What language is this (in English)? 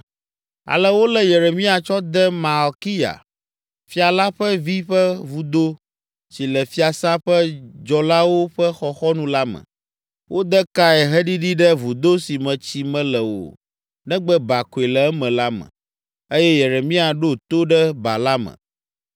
Ewe